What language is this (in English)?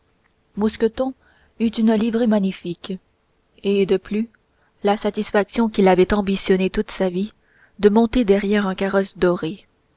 French